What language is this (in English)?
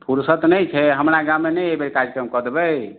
Maithili